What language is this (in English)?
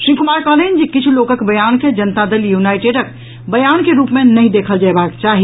Maithili